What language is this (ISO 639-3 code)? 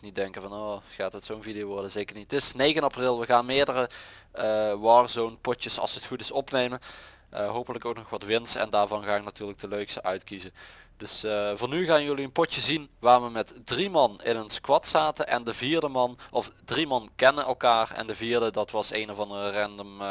nld